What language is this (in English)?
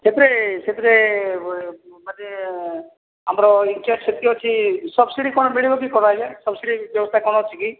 Odia